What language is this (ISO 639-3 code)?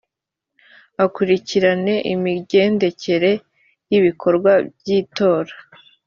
kin